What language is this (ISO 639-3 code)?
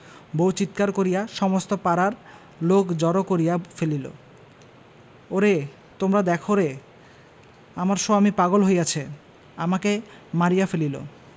ben